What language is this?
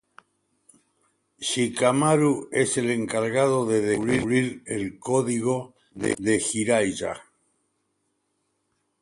Spanish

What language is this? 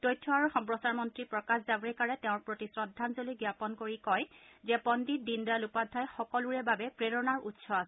Assamese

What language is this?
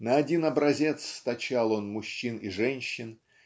Russian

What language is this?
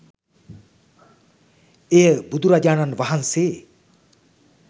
Sinhala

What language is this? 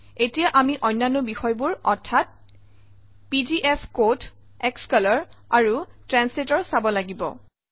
Assamese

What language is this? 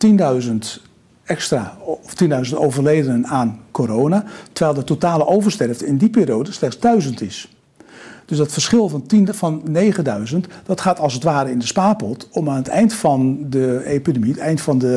Dutch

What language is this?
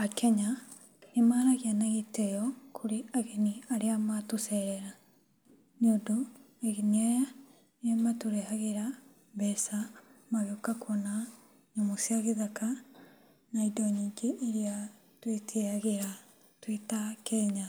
Kikuyu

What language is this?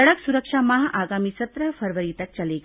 Hindi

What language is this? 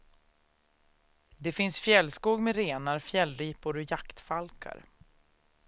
Swedish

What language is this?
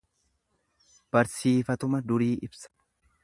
Oromo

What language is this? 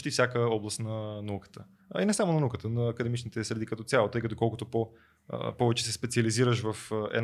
Bulgarian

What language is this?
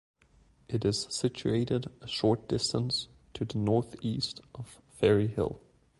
English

